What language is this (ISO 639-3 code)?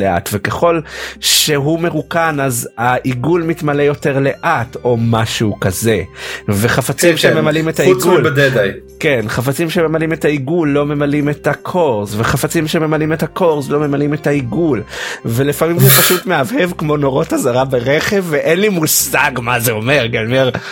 heb